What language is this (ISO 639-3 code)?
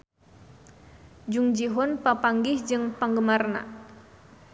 sun